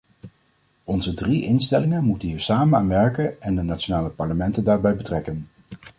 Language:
Dutch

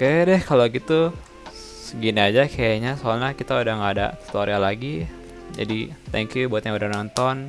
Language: Indonesian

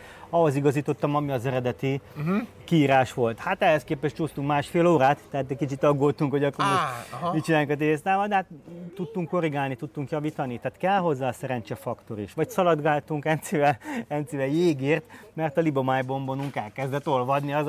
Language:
Hungarian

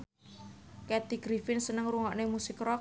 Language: Javanese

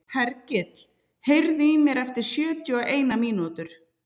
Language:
Icelandic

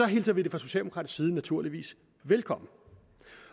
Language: Danish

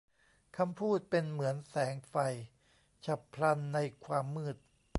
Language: Thai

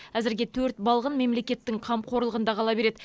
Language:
Kazakh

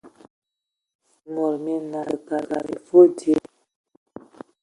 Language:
Ewondo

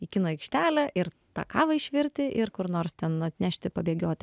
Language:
Lithuanian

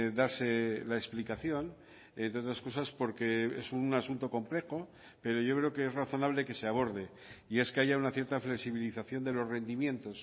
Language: Spanish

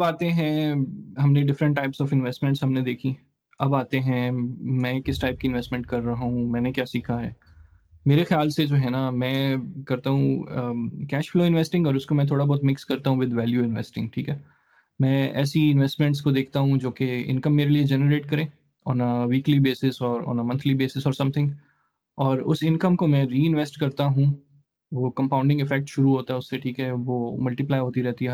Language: Urdu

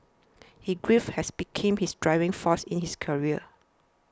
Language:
English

